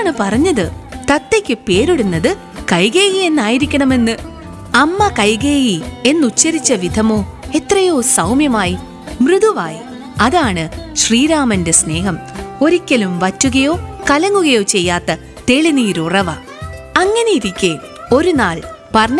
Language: Malayalam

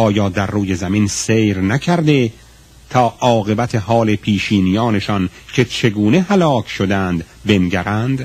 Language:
Persian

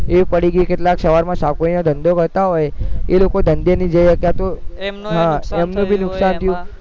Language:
Gujarati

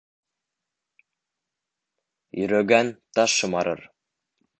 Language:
Bashkir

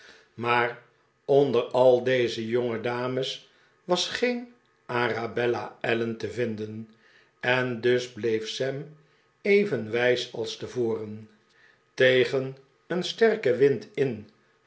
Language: Dutch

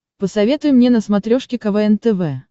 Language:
Russian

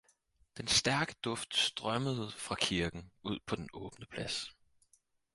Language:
Danish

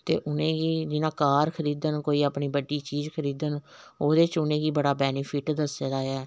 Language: Dogri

